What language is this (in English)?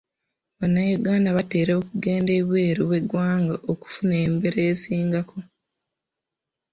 Ganda